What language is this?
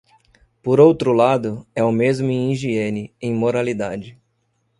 Portuguese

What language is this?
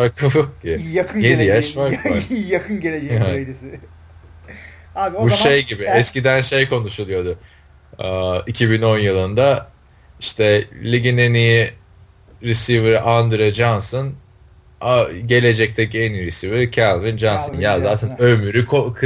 Turkish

